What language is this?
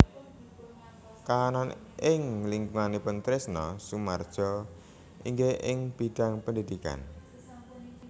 Javanese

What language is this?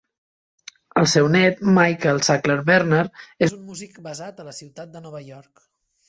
Catalan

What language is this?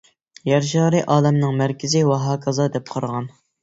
Uyghur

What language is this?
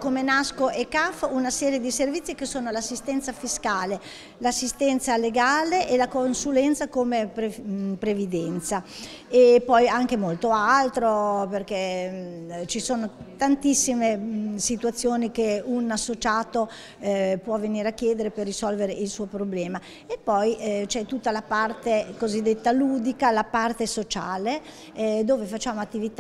Italian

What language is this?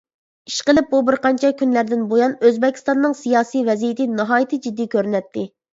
Uyghur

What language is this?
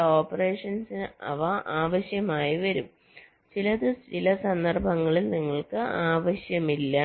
Malayalam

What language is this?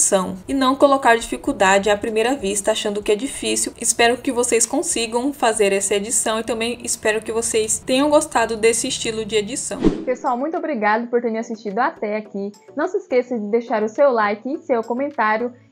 Portuguese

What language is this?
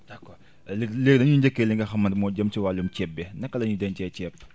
Wolof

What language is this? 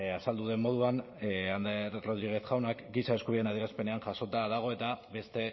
Basque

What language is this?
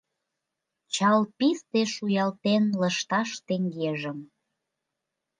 Mari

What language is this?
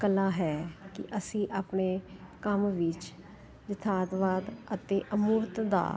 Punjabi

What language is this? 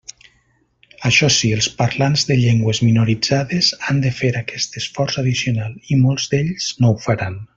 Catalan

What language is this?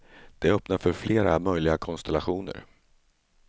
Swedish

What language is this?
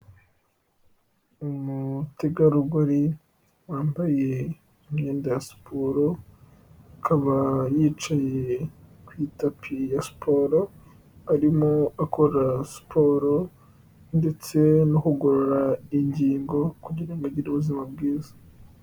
Kinyarwanda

